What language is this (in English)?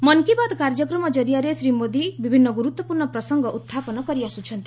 Odia